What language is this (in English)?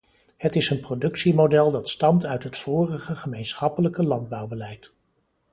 Dutch